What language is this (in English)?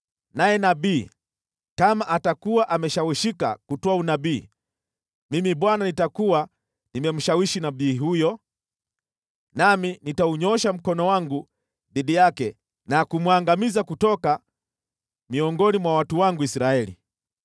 Swahili